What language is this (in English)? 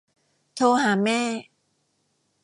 Thai